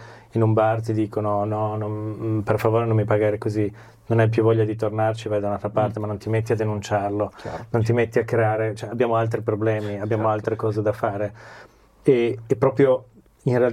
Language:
Italian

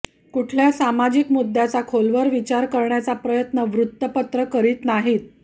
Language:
Marathi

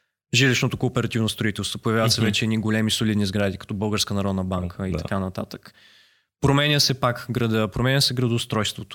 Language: Bulgarian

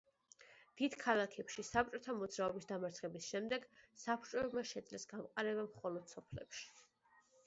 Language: Georgian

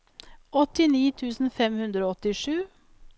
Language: Norwegian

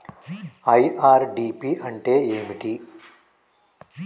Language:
Telugu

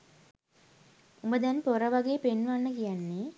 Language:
Sinhala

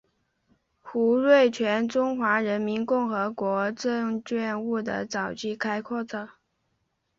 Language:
Chinese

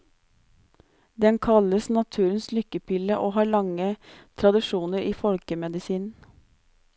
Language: Norwegian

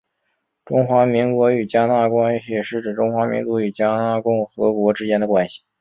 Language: Chinese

